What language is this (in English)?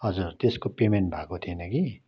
Nepali